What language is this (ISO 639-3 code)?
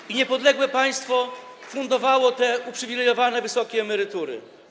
pol